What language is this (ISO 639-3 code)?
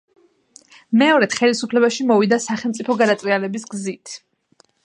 kat